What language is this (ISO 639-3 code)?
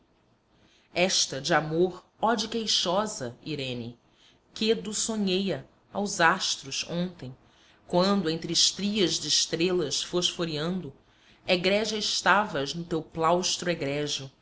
por